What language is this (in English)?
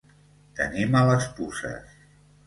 Catalan